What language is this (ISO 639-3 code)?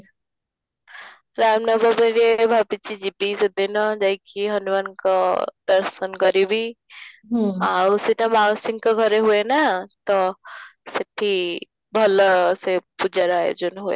ori